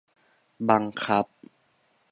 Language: Thai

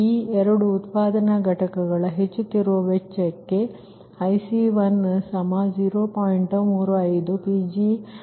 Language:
Kannada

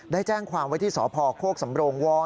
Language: Thai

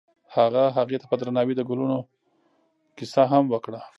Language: Pashto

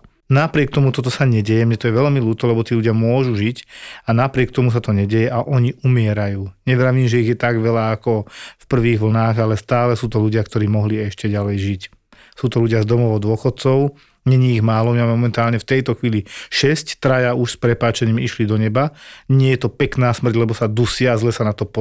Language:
Slovak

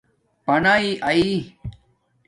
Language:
Domaaki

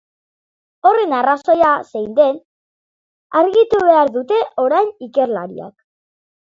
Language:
Basque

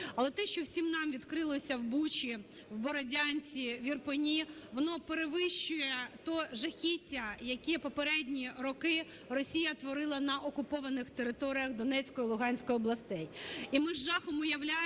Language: Ukrainian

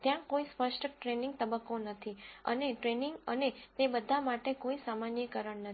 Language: Gujarati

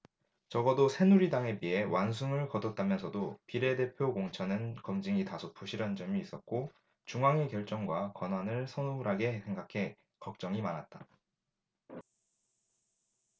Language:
Korean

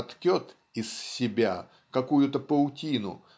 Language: Russian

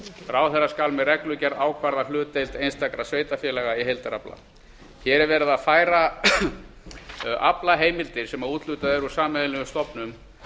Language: Icelandic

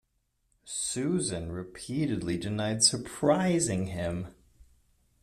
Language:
English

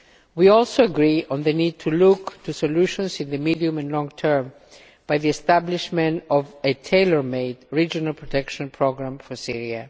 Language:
English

